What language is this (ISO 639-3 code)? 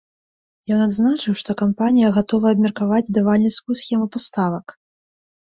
bel